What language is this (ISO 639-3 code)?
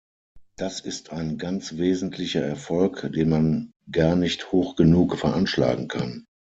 deu